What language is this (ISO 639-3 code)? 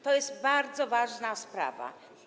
pol